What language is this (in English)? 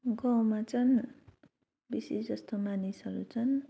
Nepali